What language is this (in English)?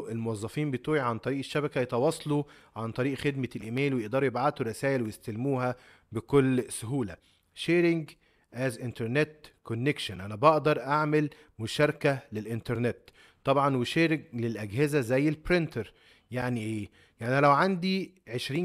Arabic